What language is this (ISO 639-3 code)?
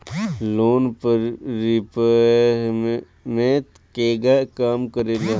bho